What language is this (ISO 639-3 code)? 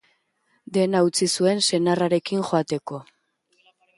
eus